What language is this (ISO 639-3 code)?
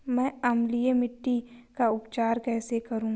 hin